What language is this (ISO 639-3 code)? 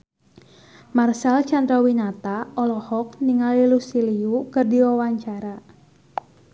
sun